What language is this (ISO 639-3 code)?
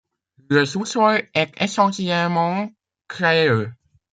fra